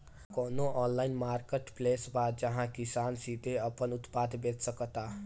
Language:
Bhojpuri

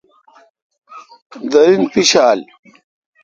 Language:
Kalkoti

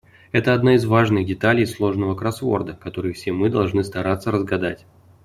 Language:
Russian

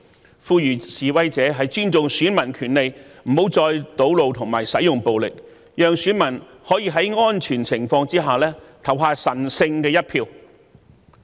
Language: Cantonese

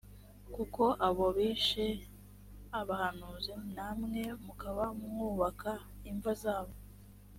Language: Kinyarwanda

